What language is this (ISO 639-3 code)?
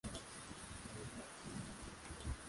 swa